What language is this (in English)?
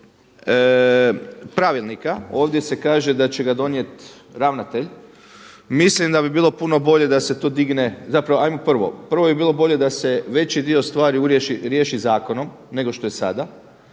Croatian